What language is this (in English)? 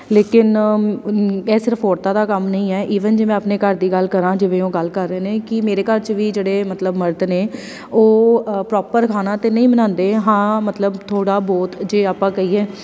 Punjabi